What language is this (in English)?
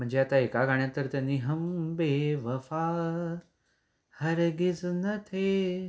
Marathi